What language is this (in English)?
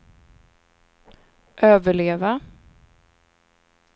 Swedish